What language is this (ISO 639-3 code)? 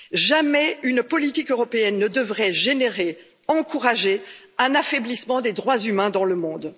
fra